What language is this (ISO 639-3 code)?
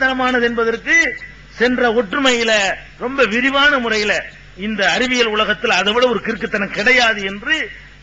ind